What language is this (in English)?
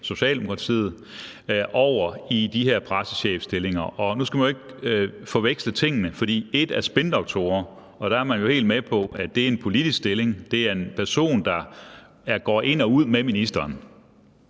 Danish